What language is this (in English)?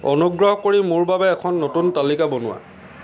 Assamese